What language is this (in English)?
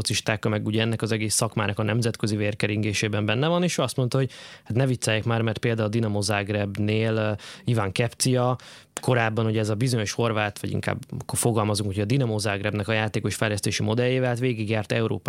Hungarian